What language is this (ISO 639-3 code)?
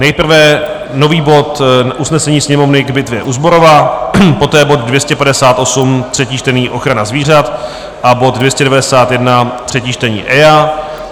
ces